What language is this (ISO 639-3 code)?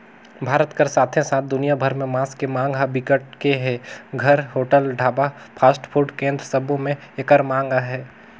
hne